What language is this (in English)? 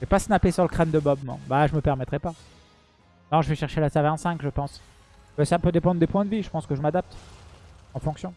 French